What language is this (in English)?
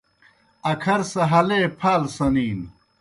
Kohistani Shina